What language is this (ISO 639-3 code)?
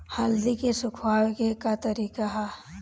bho